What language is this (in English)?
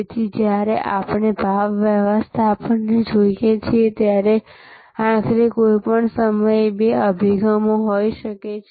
Gujarati